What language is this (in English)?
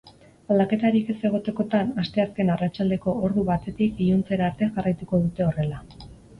Basque